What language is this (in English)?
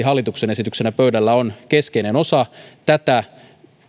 Finnish